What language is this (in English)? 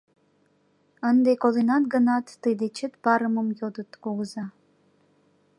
Mari